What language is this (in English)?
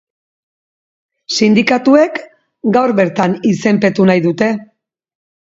Basque